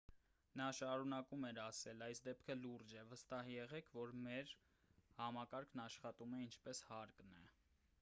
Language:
Armenian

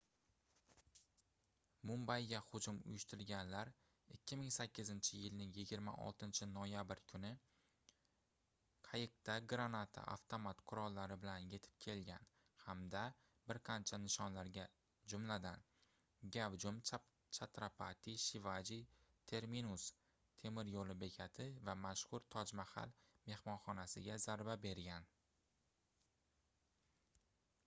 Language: Uzbek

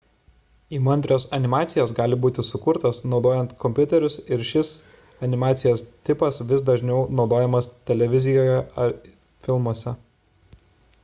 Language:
Lithuanian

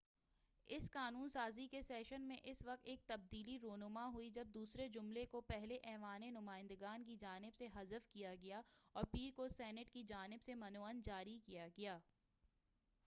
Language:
Urdu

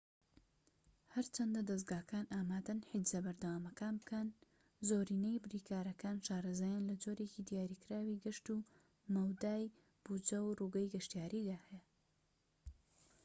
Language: Central Kurdish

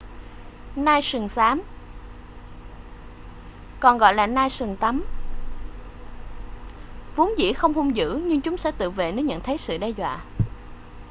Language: Vietnamese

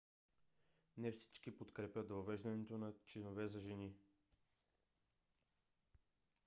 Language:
Bulgarian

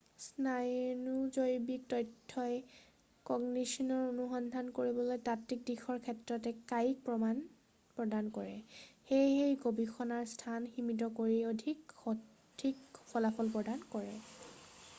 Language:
Assamese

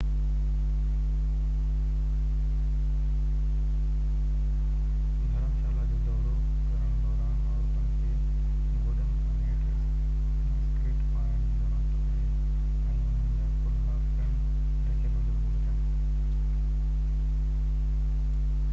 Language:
Sindhi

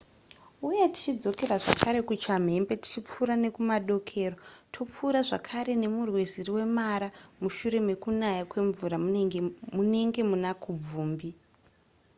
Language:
Shona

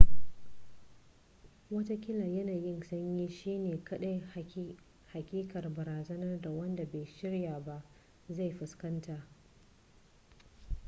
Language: Hausa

